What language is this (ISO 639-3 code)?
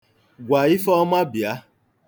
ibo